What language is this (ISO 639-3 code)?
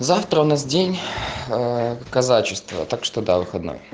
rus